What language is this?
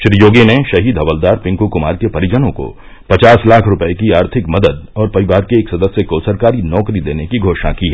Hindi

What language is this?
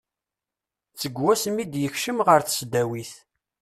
Kabyle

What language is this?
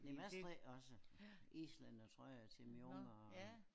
Danish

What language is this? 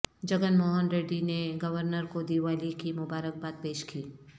Urdu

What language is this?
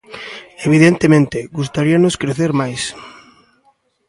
Galician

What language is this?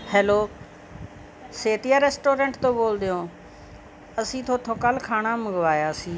Punjabi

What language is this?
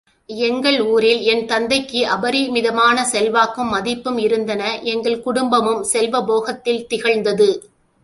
Tamil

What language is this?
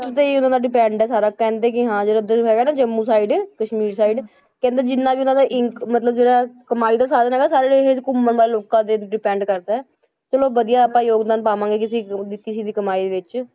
Punjabi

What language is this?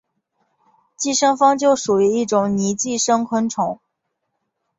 Chinese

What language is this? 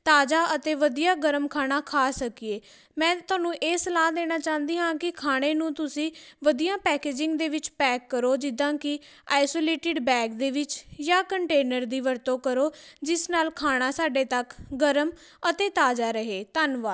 Punjabi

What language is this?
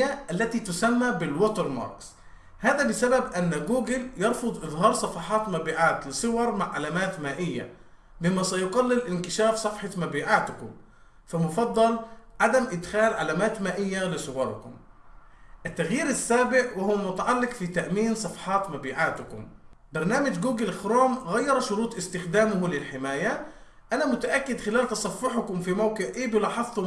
Arabic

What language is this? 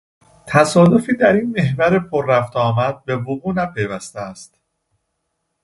Persian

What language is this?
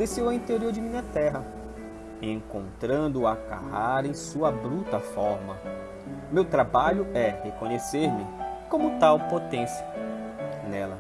Portuguese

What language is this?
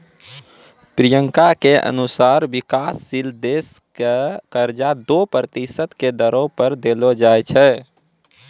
Maithili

